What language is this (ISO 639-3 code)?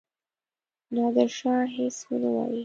pus